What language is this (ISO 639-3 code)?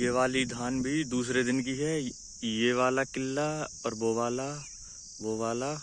hin